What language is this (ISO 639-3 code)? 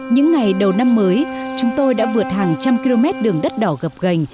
vie